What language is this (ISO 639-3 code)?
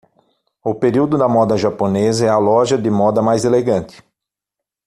por